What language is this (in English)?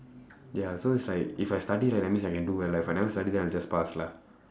English